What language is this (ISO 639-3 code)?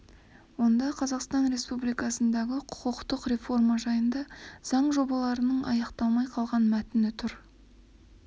kaz